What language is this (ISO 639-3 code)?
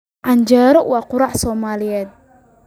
som